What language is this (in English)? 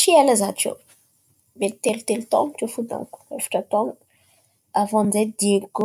Antankarana Malagasy